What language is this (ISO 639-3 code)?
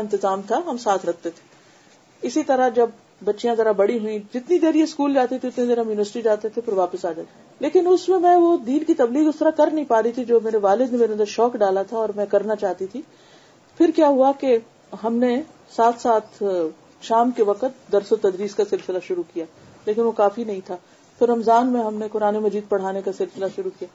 urd